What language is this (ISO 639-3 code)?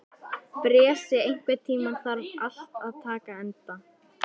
isl